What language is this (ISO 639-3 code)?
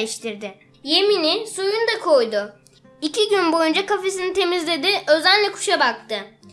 tur